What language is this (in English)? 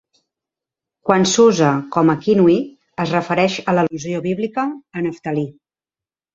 Catalan